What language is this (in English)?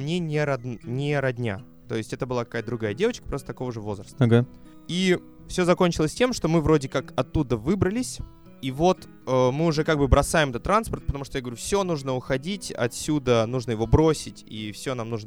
Russian